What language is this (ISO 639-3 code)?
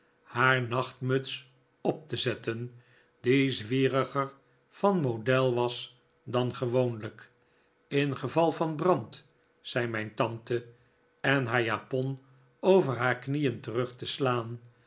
nld